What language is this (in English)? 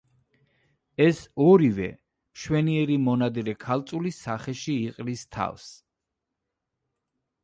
Georgian